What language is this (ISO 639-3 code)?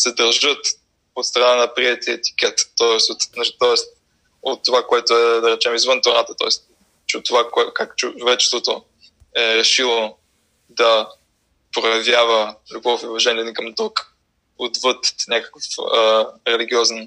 bul